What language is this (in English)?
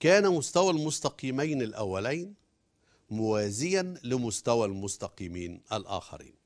Arabic